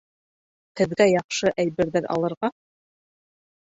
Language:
Bashkir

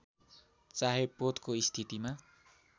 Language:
Nepali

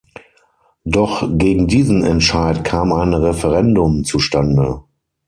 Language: German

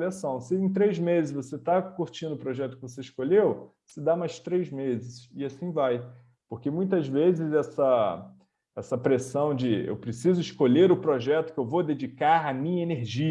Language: Portuguese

